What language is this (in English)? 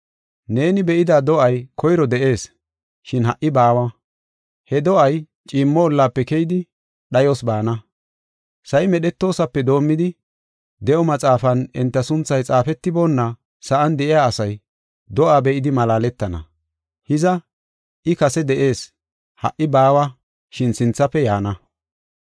Gofa